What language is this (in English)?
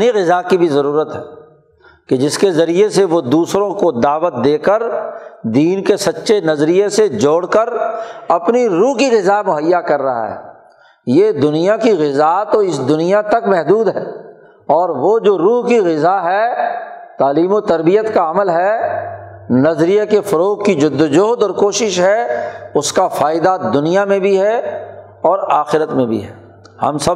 Urdu